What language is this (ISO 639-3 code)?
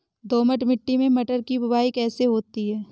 hin